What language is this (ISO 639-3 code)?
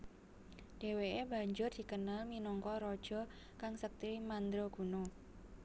jav